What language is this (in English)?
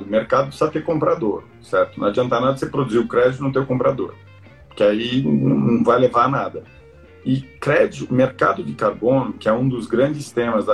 Portuguese